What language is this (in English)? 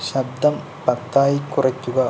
Malayalam